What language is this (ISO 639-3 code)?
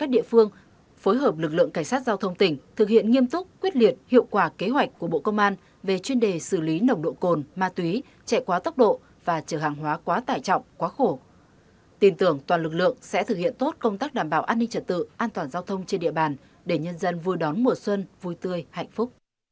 vie